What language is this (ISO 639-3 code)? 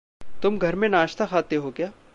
hin